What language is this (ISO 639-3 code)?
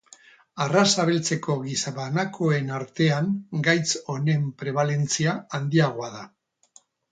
eus